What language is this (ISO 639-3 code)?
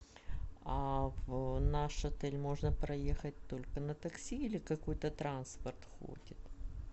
rus